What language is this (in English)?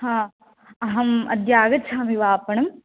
Sanskrit